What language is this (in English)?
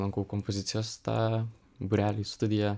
Lithuanian